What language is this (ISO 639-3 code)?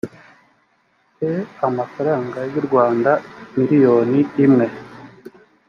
kin